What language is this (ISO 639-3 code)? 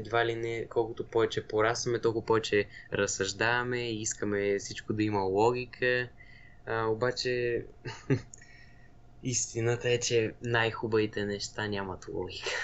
bul